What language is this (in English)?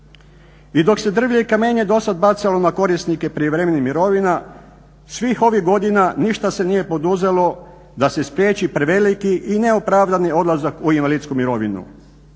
Croatian